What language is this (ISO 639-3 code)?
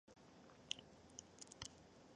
zho